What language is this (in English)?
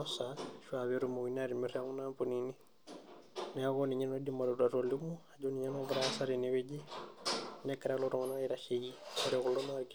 Masai